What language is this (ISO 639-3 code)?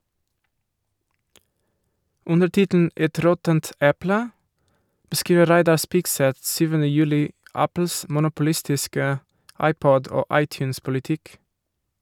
nor